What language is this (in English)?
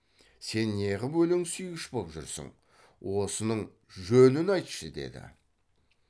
Kazakh